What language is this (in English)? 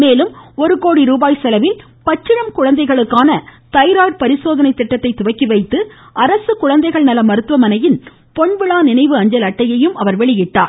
Tamil